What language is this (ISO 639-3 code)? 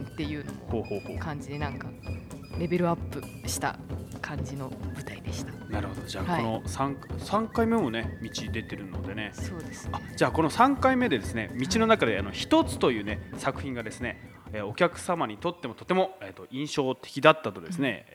jpn